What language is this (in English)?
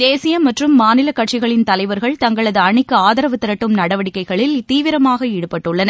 Tamil